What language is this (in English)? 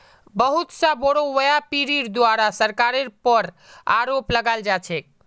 Magahi